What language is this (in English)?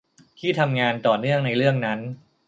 Thai